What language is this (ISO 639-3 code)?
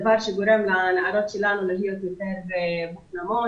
heb